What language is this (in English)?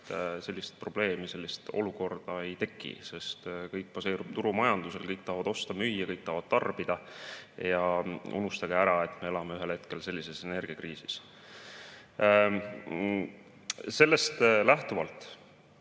Estonian